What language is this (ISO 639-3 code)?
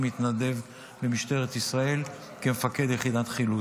heb